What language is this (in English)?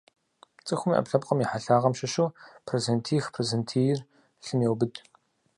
Kabardian